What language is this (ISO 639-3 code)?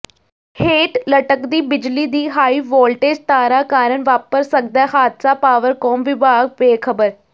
pan